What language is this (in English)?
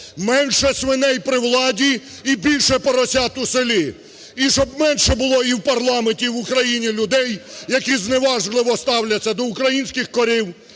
Ukrainian